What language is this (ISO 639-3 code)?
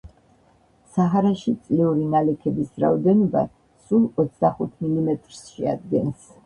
kat